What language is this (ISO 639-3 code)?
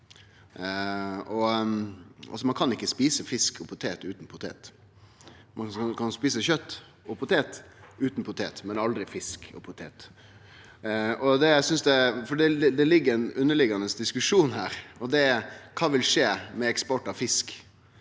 nor